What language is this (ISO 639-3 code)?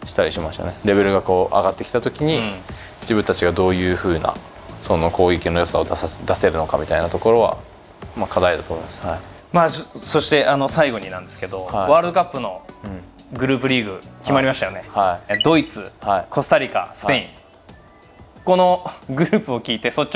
jpn